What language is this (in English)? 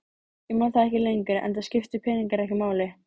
Icelandic